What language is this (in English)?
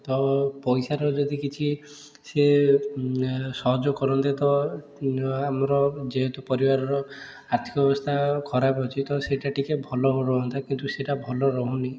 Odia